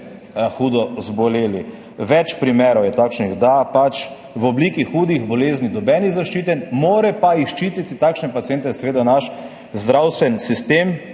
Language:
Slovenian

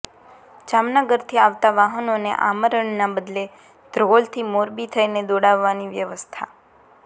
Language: Gujarati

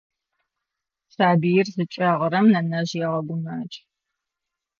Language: Adyghe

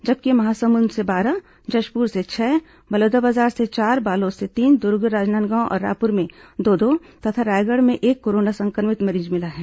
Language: Hindi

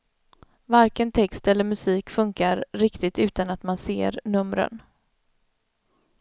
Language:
Swedish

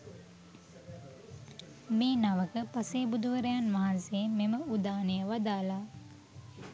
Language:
Sinhala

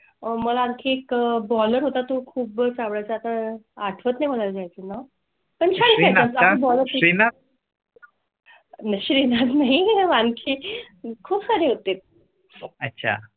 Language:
Marathi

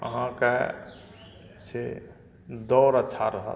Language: Maithili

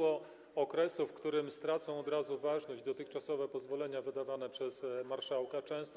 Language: Polish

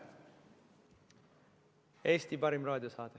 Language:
Estonian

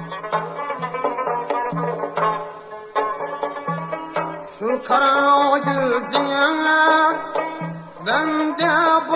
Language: Uzbek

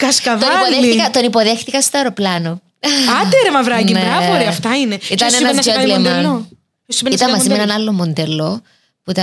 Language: Greek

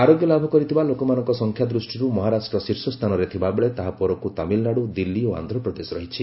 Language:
Odia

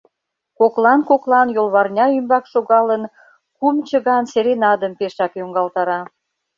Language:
Mari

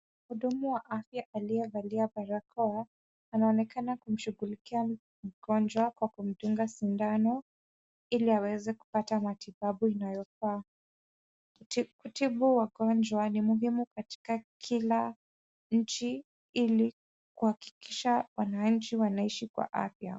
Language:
Swahili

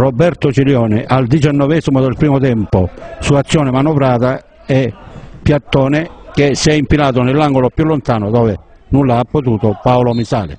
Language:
Italian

